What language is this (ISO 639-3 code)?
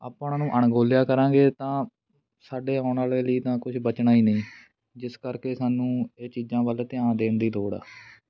pan